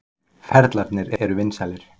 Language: Icelandic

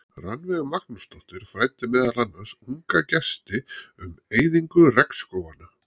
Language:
Icelandic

